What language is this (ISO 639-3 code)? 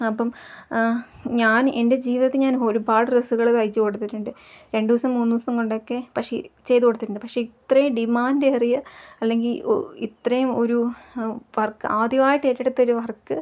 mal